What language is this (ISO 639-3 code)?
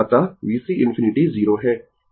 hin